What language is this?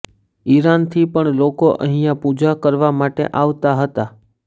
Gujarati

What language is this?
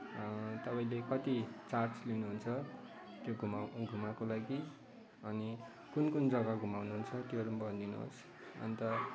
Nepali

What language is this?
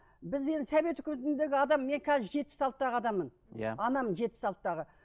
Kazakh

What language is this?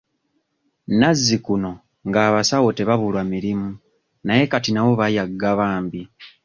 Ganda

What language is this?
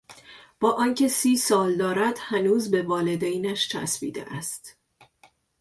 Persian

